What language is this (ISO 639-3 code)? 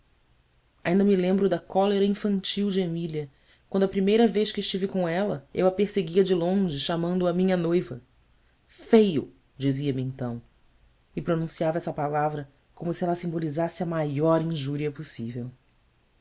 por